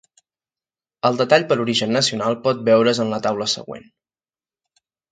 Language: Catalan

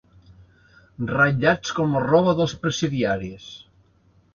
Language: Catalan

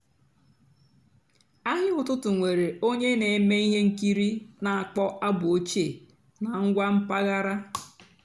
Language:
Igbo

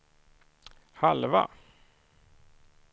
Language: Swedish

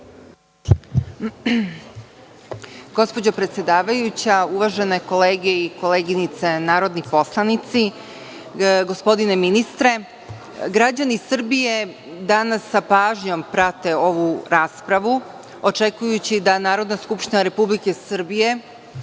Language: Serbian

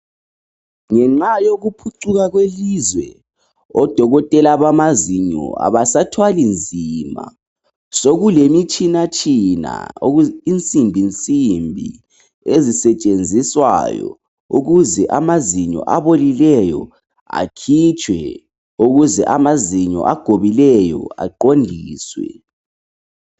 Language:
North Ndebele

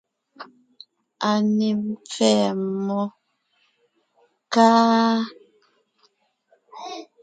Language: Ngiemboon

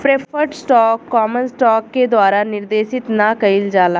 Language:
Bhojpuri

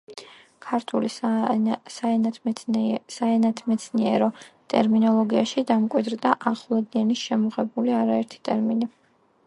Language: Georgian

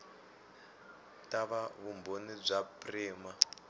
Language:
Tsonga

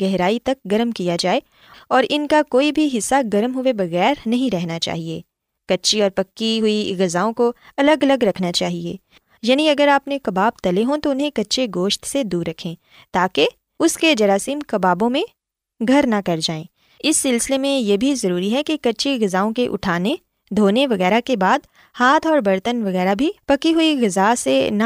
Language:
Urdu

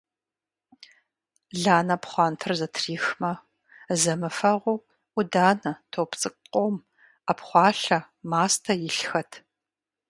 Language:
Kabardian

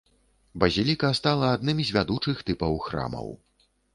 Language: Belarusian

